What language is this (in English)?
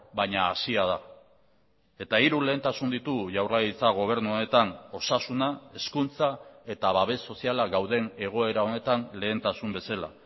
Basque